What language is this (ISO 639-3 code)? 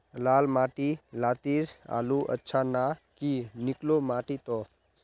mag